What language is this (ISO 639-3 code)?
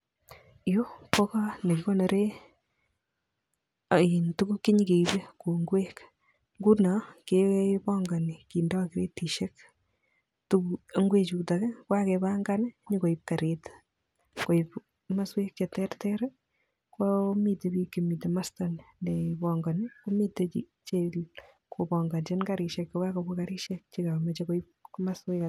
kln